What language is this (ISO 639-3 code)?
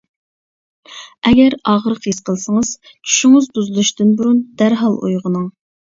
uig